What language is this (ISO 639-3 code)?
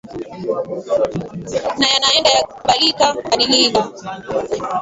swa